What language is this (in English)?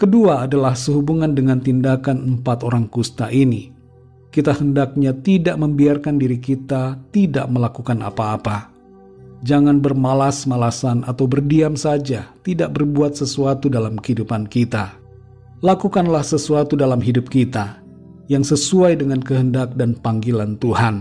Indonesian